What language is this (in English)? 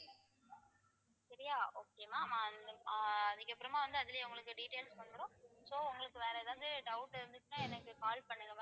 Tamil